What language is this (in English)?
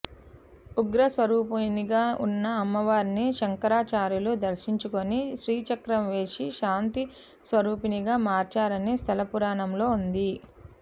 Telugu